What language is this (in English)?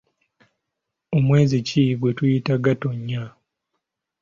Ganda